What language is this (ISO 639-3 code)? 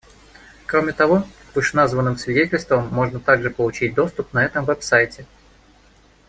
rus